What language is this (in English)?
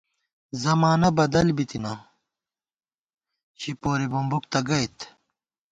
Gawar-Bati